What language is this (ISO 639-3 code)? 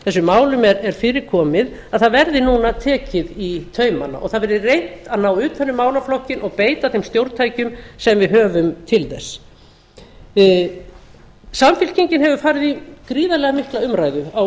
isl